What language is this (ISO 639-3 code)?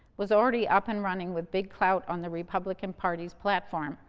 eng